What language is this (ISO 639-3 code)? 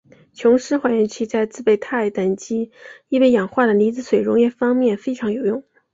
zho